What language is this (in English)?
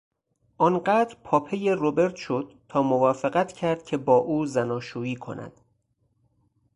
Persian